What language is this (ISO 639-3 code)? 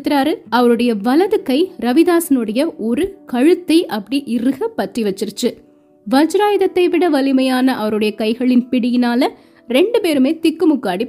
tam